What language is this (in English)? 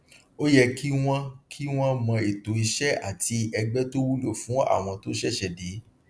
Yoruba